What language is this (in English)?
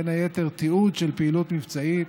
Hebrew